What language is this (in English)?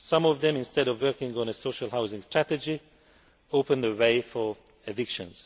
English